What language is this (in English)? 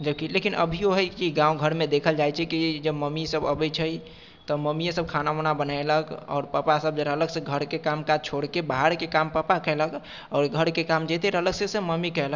Maithili